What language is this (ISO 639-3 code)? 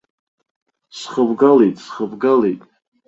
abk